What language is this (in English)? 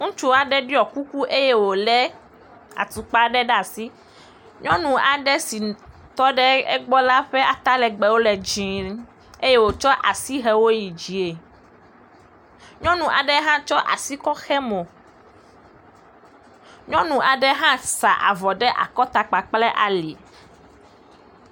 Ewe